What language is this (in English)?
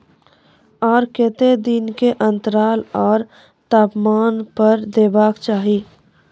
Maithili